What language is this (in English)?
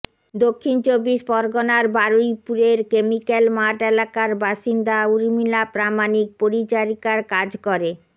Bangla